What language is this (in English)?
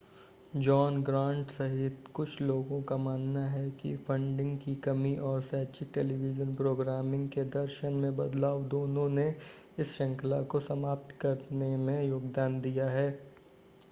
Hindi